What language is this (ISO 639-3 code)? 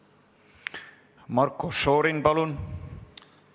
est